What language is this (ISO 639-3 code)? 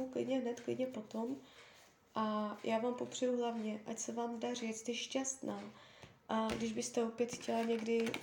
ces